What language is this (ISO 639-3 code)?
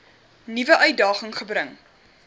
afr